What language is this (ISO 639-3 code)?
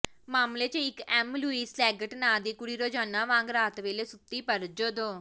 pan